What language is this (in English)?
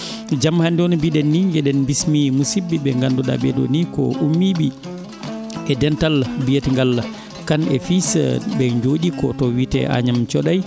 Fula